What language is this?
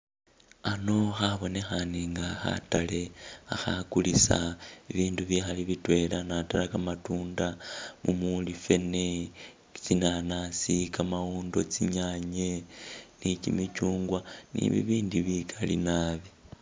Masaaba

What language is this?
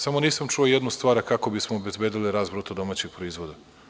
Serbian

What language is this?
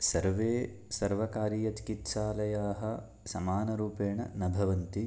Sanskrit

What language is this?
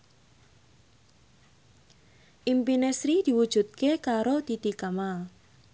Javanese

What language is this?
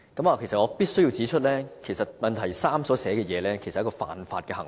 Cantonese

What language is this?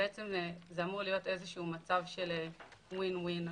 Hebrew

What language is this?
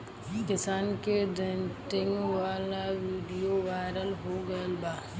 Bhojpuri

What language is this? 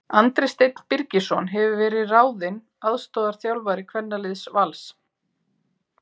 Icelandic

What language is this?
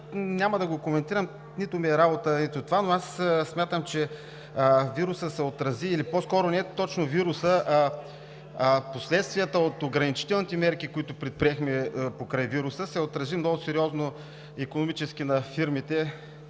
Bulgarian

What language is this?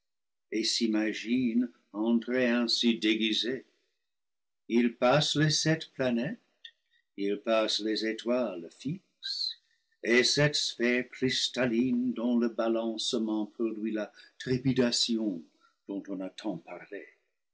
French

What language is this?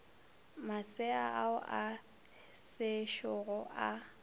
Northern Sotho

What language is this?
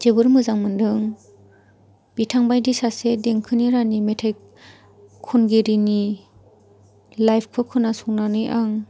Bodo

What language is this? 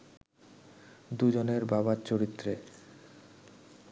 Bangla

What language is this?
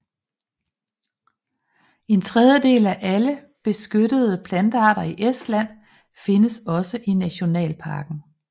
Danish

